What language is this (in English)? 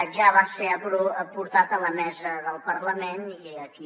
Catalan